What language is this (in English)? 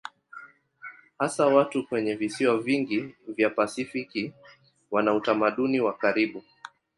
Swahili